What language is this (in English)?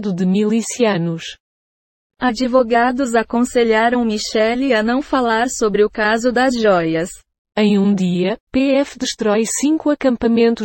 Portuguese